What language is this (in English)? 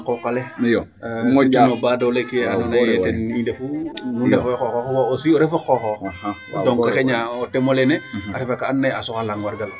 Serer